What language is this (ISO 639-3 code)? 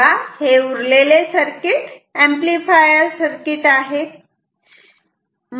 mar